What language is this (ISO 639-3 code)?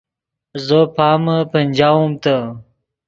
ydg